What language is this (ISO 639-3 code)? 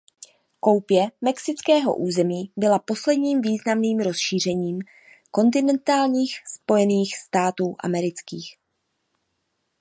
ces